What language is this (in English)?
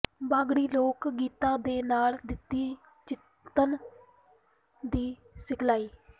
Punjabi